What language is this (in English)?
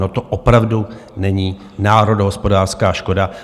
Czech